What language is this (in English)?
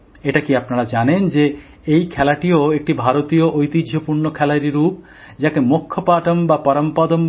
Bangla